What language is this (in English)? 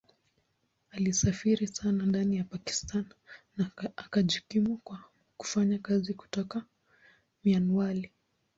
Swahili